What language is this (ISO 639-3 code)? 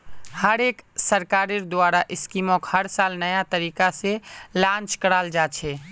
mag